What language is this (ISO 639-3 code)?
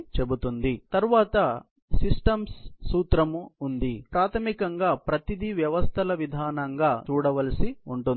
tel